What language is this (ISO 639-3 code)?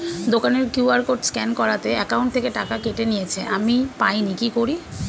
ben